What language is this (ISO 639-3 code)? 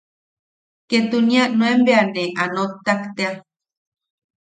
yaq